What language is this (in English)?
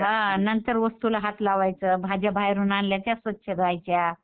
Marathi